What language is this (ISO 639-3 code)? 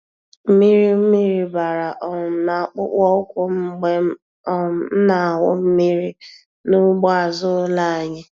ibo